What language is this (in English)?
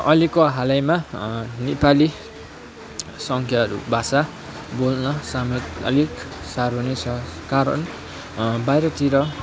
Nepali